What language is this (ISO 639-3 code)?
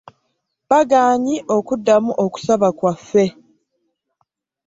lug